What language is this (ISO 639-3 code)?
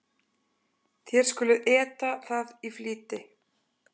isl